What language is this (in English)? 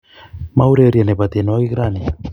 Kalenjin